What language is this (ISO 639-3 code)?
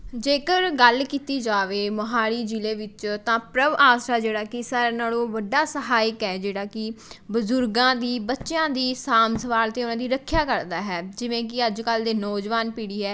pan